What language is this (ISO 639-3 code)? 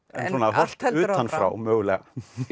isl